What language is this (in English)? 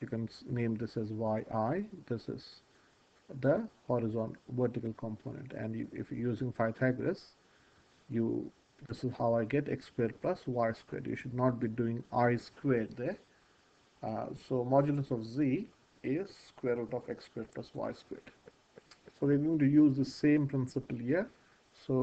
English